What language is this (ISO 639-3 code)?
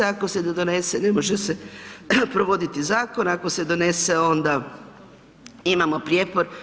hrv